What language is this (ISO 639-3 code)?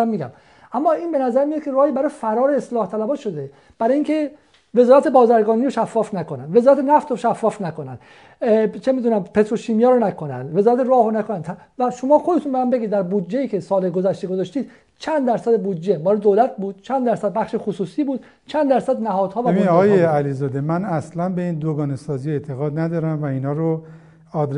fas